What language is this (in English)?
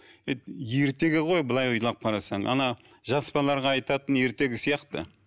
Kazakh